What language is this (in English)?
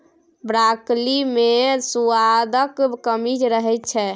Maithili